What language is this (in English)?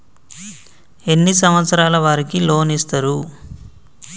Telugu